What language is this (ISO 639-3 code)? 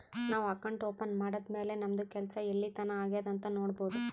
kan